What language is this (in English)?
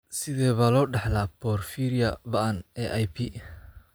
Somali